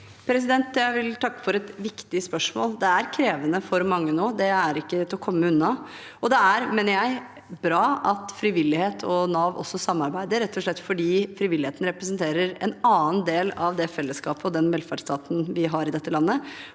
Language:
Norwegian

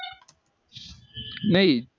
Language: Marathi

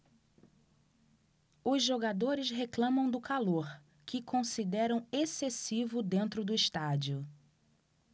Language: Portuguese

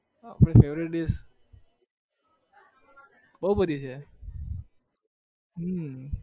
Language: Gujarati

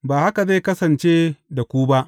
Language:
Hausa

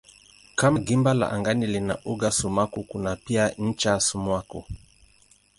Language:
Swahili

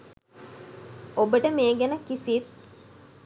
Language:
Sinhala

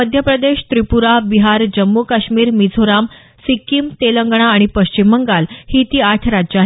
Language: Marathi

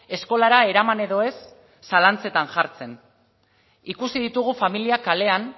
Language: Basque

